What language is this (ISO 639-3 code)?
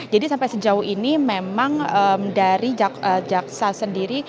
ind